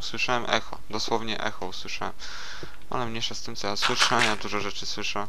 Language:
Polish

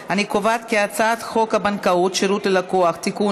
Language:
Hebrew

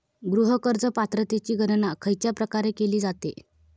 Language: Marathi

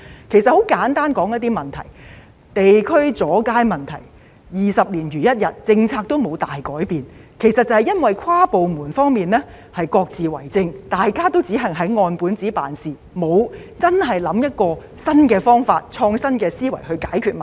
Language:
Cantonese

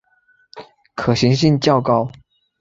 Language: Chinese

